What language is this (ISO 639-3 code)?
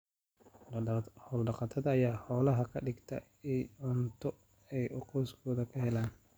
som